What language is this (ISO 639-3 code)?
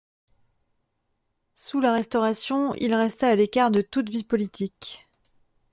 fra